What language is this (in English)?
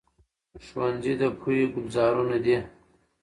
Pashto